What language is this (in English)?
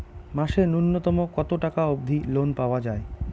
Bangla